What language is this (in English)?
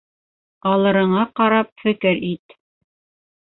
Bashkir